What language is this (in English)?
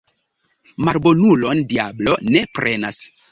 Esperanto